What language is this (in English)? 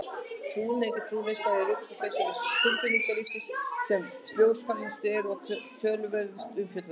Icelandic